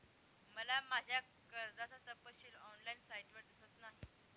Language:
Marathi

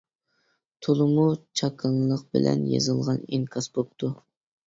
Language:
Uyghur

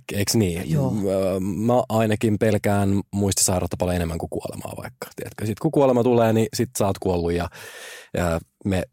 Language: Finnish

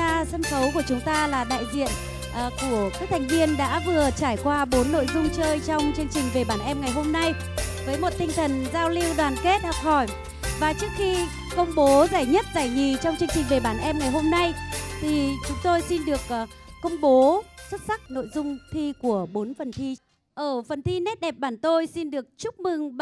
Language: Vietnamese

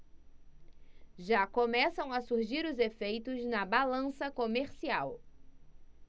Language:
Portuguese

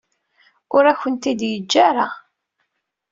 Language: Kabyle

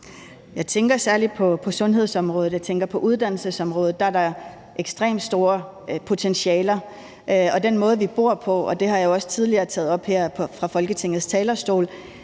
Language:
Danish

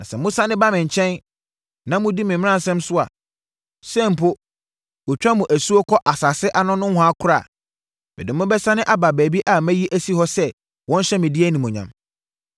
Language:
Akan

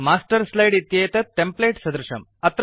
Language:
Sanskrit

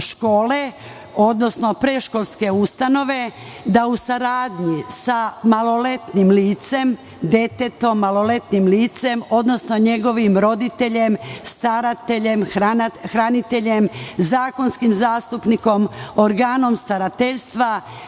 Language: Serbian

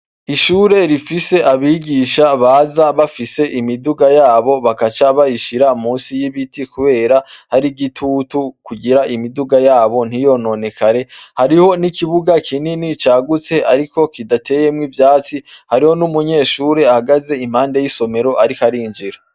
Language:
Rundi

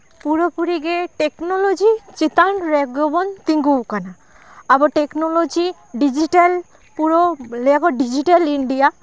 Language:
Santali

